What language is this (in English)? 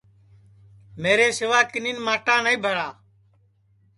Sansi